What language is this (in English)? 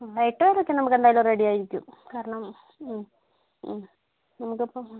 Malayalam